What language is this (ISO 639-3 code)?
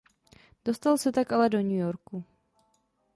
ces